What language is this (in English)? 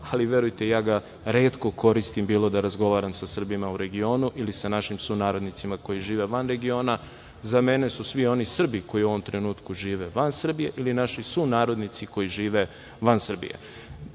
Serbian